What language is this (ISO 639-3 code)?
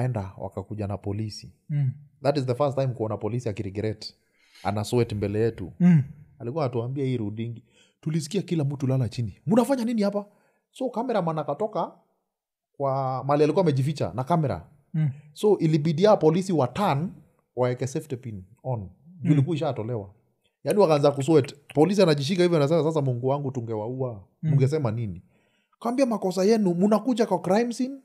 swa